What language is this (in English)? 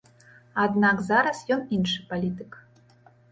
Belarusian